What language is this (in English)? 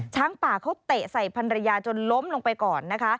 Thai